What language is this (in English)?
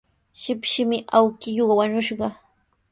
Sihuas Ancash Quechua